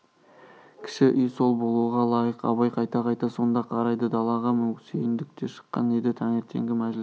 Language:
Kazakh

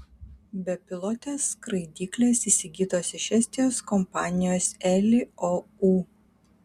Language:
Lithuanian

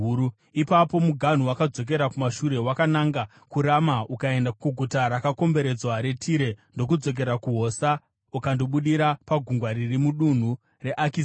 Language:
Shona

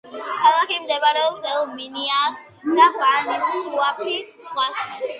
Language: Georgian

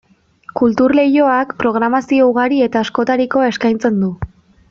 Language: Basque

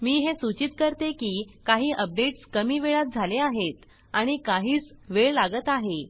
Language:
Marathi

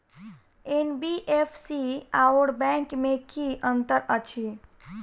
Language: Maithili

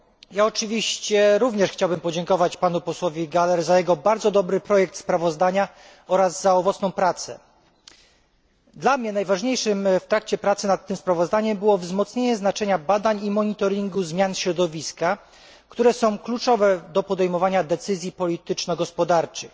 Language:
Polish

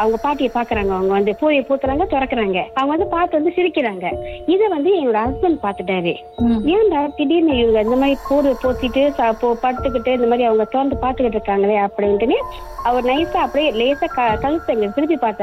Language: Tamil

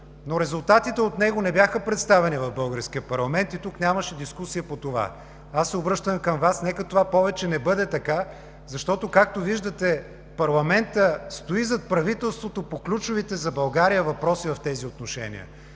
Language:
Bulgarian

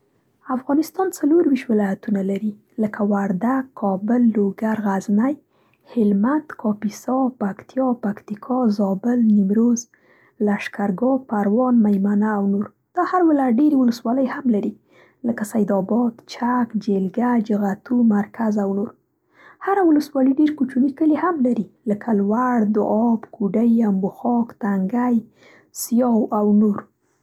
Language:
Central Pashto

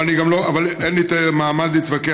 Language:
Hebrew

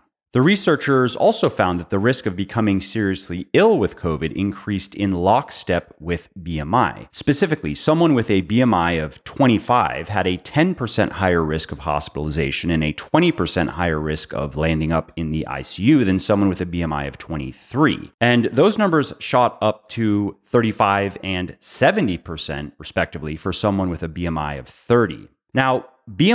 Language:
English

